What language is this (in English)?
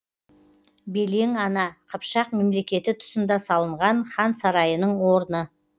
Kazakh